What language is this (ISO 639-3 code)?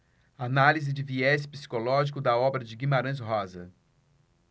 por